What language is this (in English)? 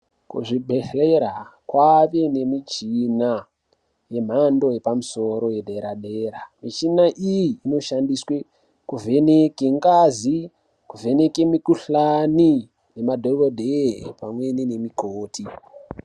Ndau